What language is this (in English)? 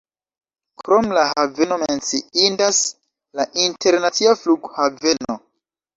Esperanto